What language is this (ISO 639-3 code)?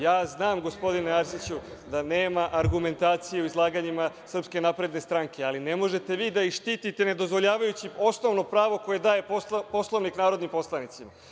srp